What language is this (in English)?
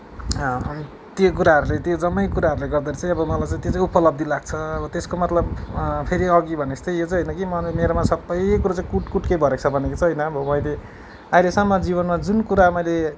Nepali